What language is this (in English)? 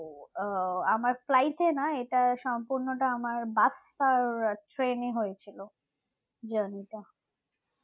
Bangla